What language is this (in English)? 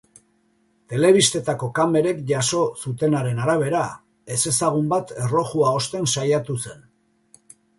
Basque